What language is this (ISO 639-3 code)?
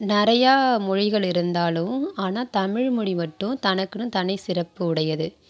tam